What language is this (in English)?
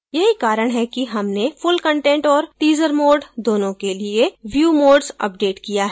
Hindi